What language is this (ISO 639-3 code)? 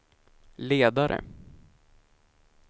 swe